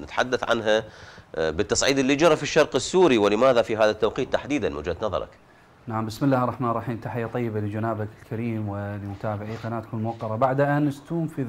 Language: Arabic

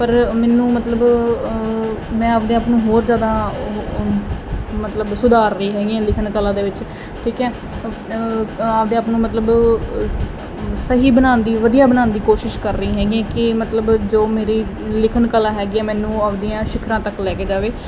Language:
Punjabi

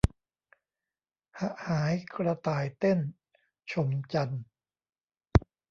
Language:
Thai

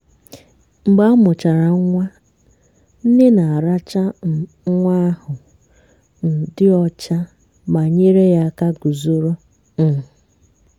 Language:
Igbo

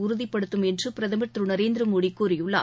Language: Tamil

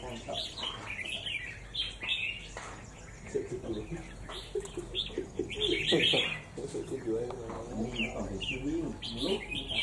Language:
Vietnamese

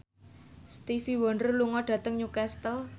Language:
Javanese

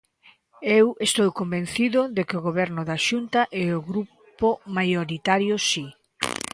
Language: Galician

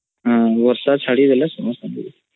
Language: Odia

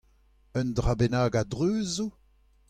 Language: Breton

